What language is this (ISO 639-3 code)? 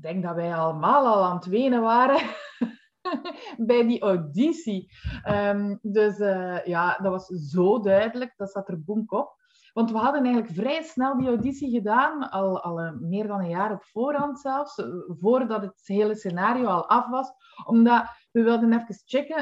nld